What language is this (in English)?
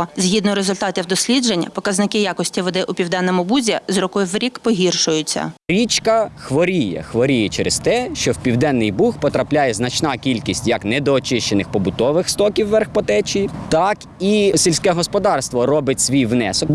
Ukrainian